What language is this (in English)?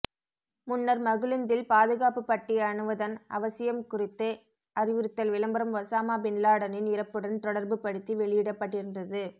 Tamil